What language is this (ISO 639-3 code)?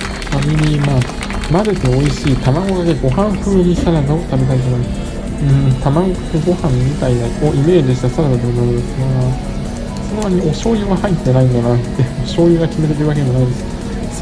jpn